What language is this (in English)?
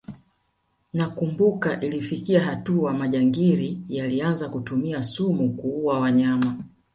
Swahili